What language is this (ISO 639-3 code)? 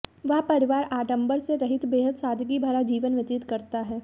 hin